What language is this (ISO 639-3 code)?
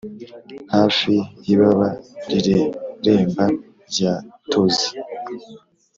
kin